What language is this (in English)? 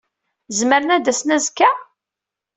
Kabyle